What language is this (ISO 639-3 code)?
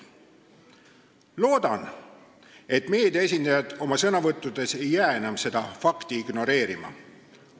est